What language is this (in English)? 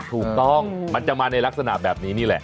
Thai